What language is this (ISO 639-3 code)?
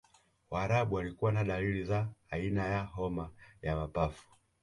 swa